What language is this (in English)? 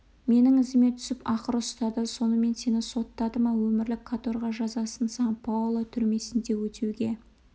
Kazakh